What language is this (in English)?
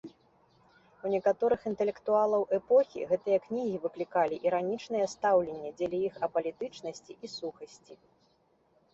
Belarusian